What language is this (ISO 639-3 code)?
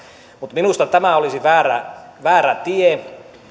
fin